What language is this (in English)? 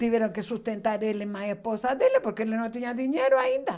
Portuguese